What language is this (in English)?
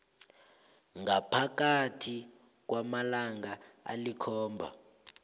South Ndebele